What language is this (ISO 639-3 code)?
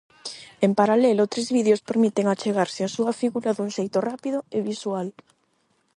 glg